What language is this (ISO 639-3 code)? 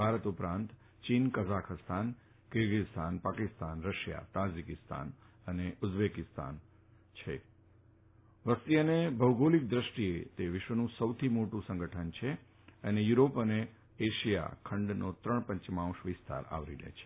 guj